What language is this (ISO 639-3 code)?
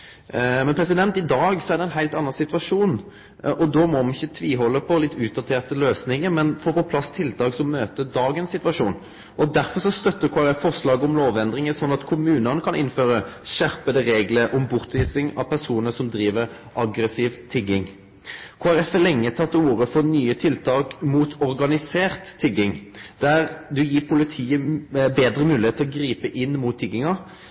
nno